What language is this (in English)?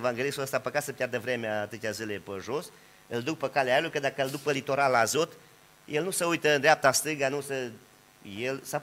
Romanian